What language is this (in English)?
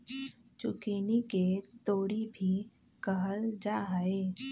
Magahi